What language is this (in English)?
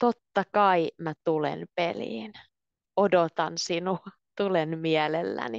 Finnish